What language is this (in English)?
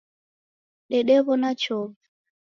Taita